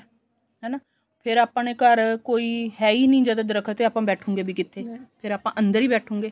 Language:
Punjabi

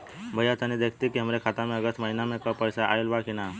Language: Bhojpuri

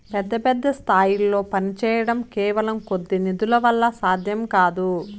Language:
Telugu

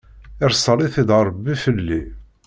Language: Kabyle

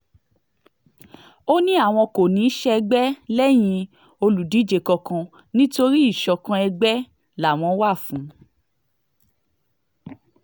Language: Yoruba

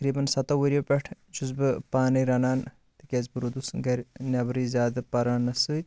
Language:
Kashmiri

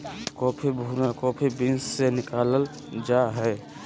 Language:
Magahi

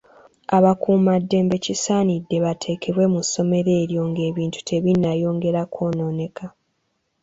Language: Ganda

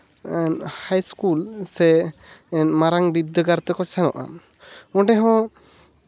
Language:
Santali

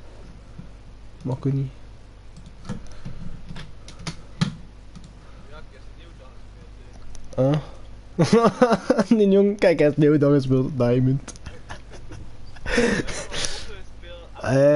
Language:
Dutch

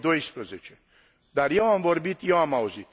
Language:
Romanian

